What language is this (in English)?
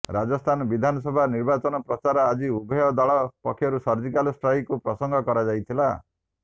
Odia